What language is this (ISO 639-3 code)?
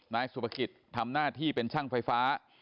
tha